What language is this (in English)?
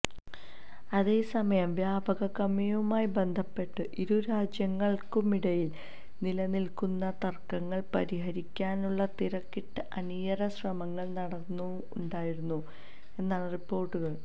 Malayalam